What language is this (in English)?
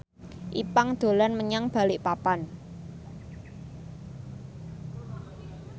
Javanese